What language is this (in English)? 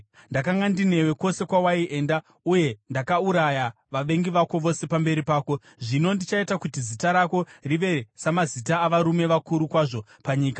Shona